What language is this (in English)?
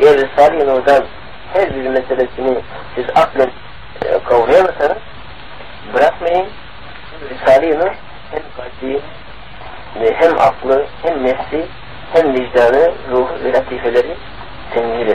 Turkish